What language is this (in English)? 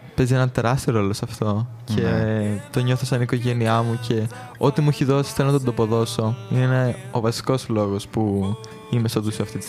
Greek